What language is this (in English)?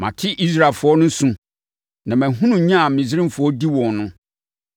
Akan